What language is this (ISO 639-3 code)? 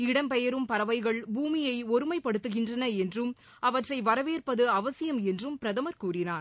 tam